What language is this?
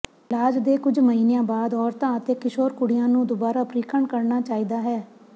Punjabi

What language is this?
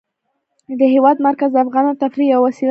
Pashto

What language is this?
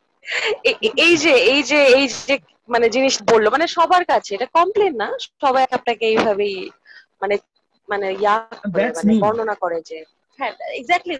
Bangla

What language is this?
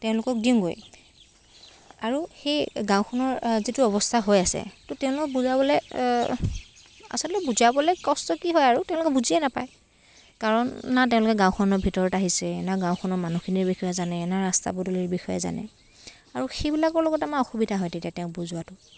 Assamese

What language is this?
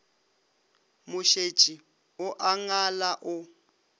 Northern Sotho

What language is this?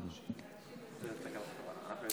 Hebrew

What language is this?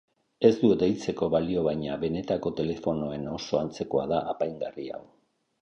Basque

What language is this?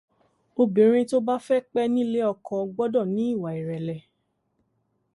Yoruba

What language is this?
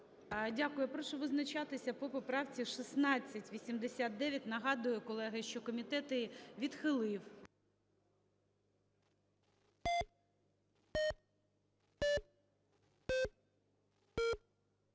Ukrainian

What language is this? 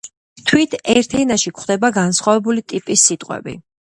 Georgian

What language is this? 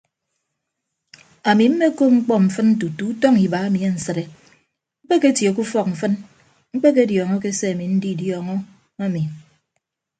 Ibibio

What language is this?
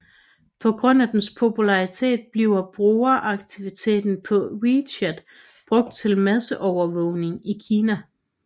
Danish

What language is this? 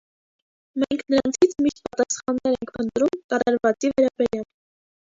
Armenian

